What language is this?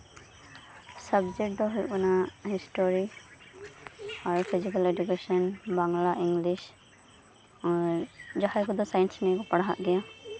Santali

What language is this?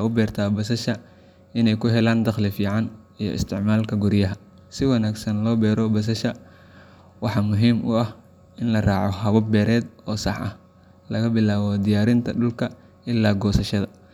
Somali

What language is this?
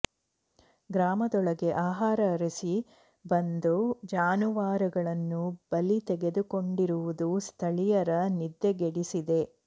Kannada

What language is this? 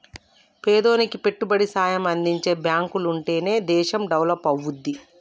Telugu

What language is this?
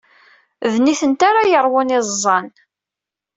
Kabyle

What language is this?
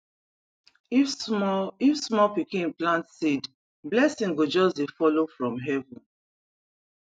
Nigerian Pidgin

